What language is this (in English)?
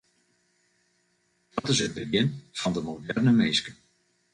Western Frisian